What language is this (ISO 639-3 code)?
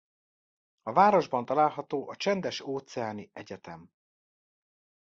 hun